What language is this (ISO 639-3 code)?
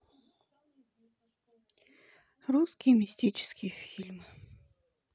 rus